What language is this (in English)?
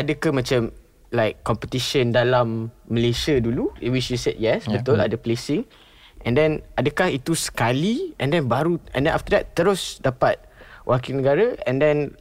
Malay